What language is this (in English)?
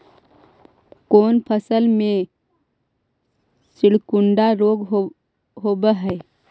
Magahi